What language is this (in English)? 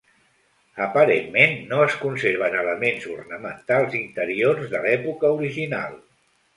Catalan